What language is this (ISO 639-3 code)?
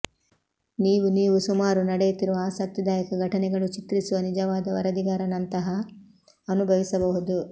kan